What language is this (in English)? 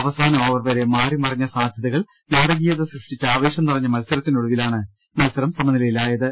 Malayalam